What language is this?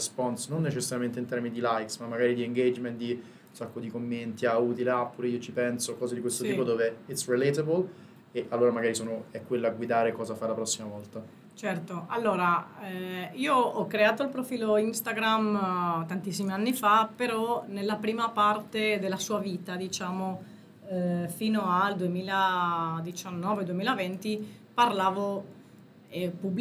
Italian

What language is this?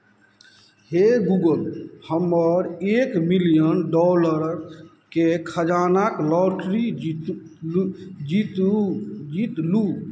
Maithili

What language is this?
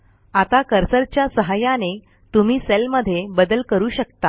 Marathi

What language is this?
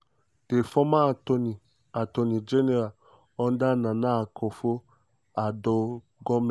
Nigerian Pidgin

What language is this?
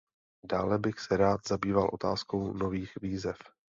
Czech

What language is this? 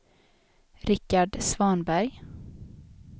Swedish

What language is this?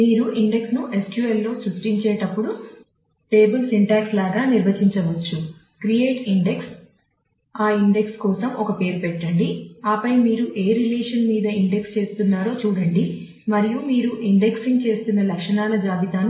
Telugu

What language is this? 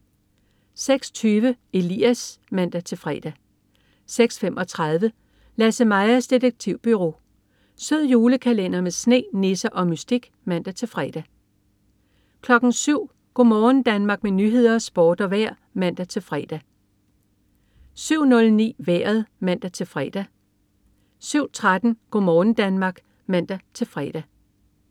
Danish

